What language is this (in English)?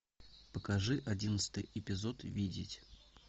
Russian